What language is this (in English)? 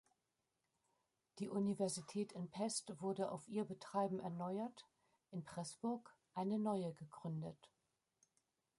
German